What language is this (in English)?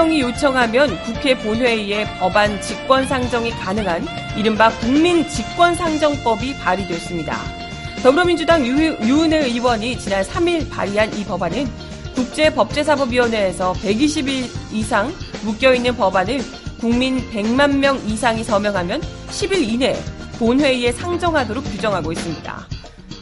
Korean